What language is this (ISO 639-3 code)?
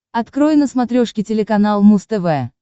rus